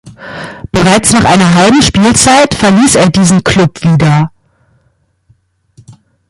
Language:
German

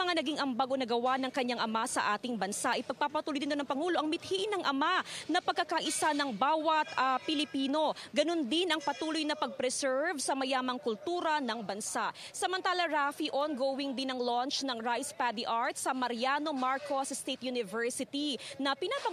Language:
Filipino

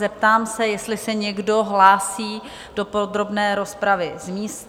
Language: Czech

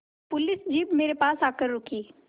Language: Hindi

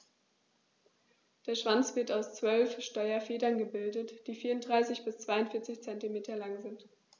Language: German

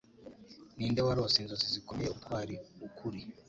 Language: Kinyarwanda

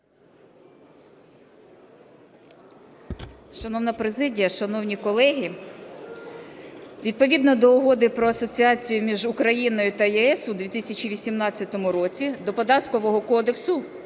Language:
Ukrainian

